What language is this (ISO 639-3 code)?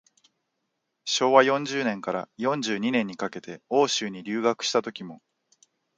jpn